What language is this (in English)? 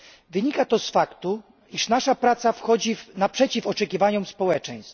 Polish